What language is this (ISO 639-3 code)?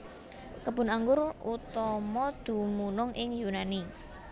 jav